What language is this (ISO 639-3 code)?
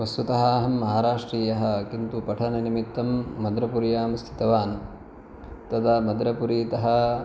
san